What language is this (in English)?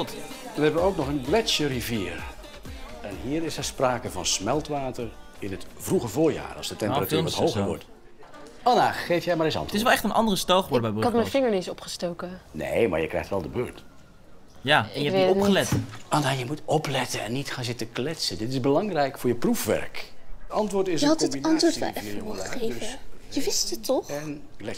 Dutch